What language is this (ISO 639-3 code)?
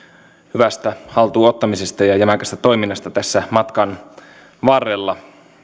fin